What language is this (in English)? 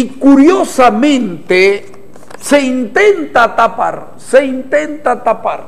Spanish